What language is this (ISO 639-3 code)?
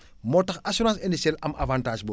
wol